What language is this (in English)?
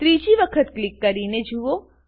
Gujarati